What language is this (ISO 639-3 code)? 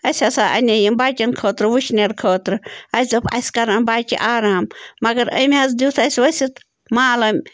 kas